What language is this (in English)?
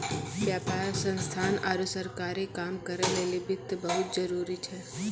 Maithili